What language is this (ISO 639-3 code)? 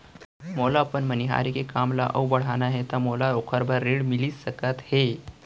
hne